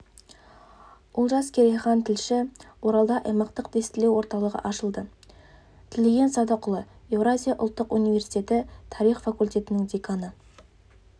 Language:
Kazakh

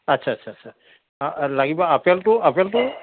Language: Assamese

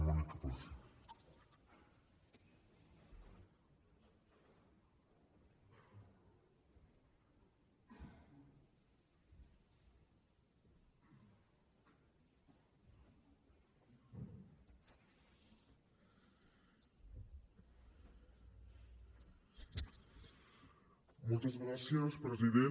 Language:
Catalan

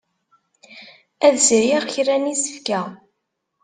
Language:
Kabyle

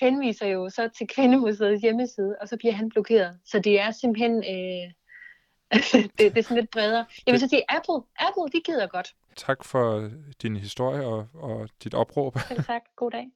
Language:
Danish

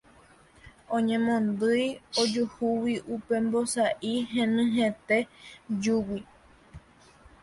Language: Guarani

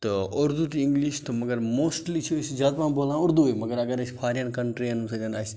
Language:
Kashmiri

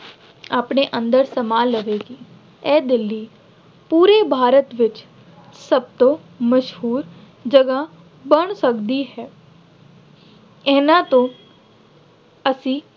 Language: Punjabi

